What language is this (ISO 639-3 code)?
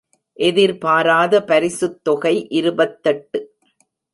tam